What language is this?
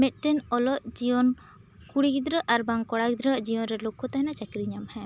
Santali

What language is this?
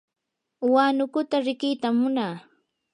Yanahuanca Pasco Quechua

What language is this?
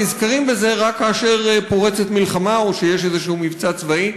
Hebrew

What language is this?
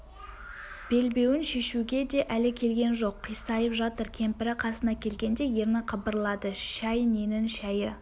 Kazakh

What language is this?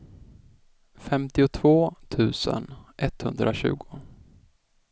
Swedish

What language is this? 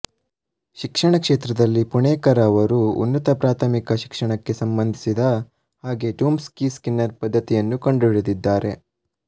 Kannada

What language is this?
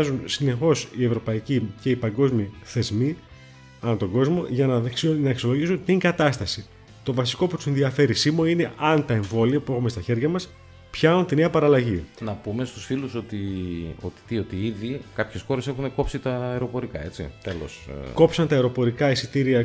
Greek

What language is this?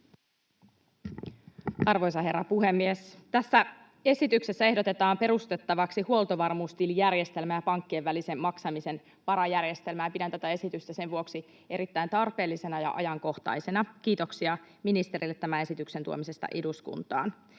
Finnish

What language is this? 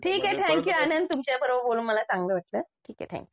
Marathi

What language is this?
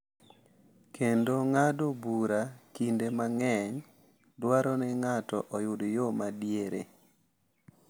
Luo (Kenya and Tanzania)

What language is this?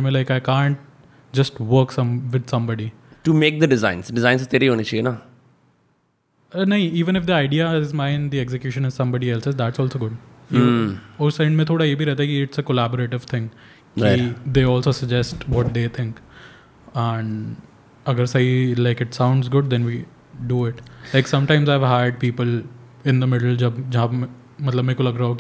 Hindi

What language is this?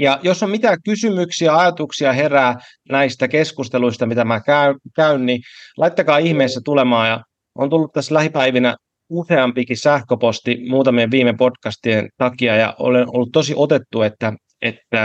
Finnish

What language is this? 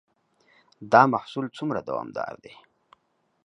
Pashto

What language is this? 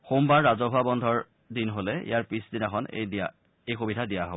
Assamese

